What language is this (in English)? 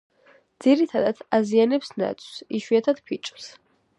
Georgian